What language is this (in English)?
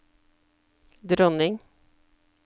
Norwegian